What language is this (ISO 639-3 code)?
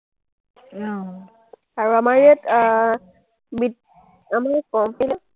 asm